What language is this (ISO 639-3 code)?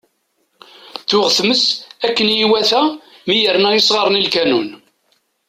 kab